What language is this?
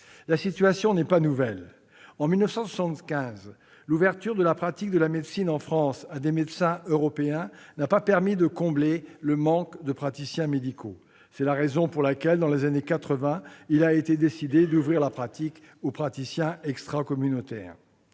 French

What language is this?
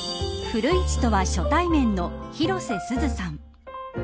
Japanese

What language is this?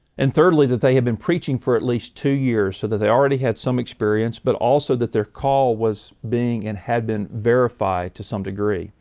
English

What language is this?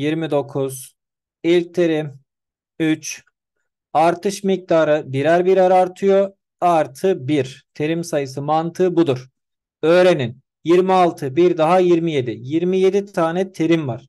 Turkish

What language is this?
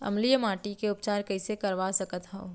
Chhattisgarhi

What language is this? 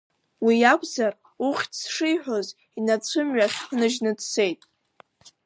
Abkhazian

